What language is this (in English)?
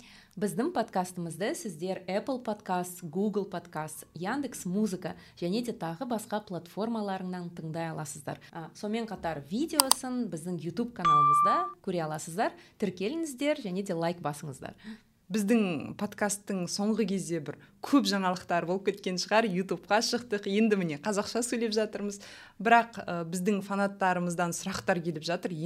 Russian